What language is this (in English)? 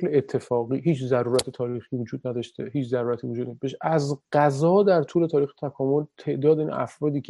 Persian